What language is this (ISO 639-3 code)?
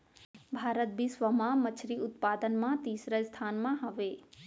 hne